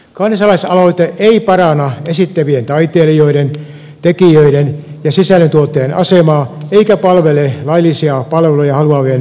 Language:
Finnish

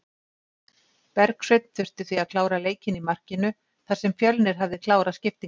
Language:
Icelandic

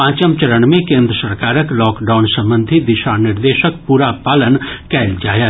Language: Maithili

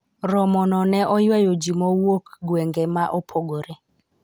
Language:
Luo (Kenya and Tanzania)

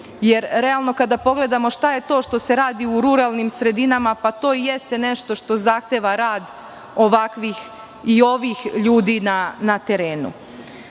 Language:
Serbian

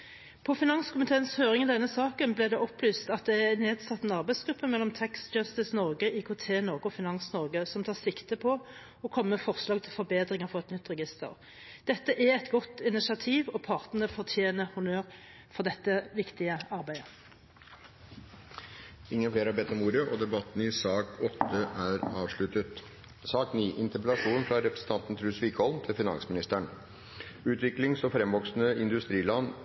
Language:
Norwegian Bokmål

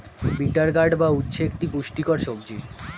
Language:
Bangla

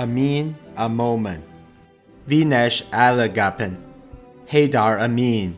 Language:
English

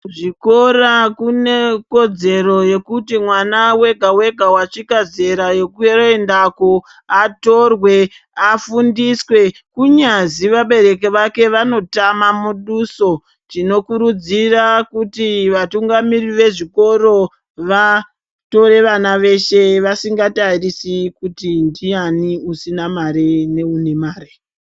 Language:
Ndau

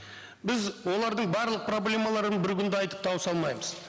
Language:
Kazakh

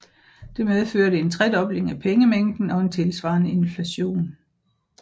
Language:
Danish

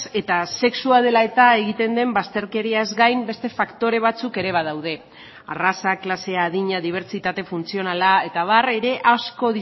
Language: Basque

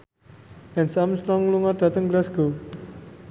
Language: Javanese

